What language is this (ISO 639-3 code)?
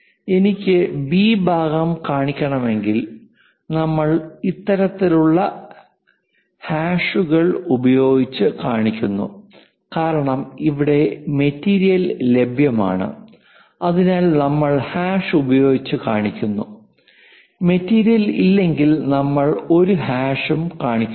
mal